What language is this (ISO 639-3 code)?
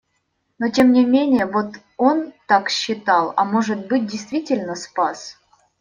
rus